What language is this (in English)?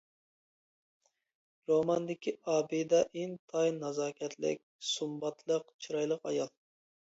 Uyghur